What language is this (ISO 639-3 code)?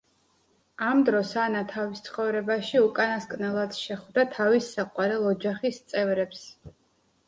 kat